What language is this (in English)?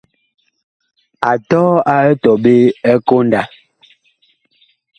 Bakoko